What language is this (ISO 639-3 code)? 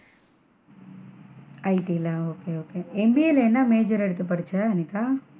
tam